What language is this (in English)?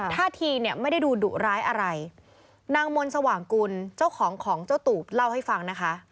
Thai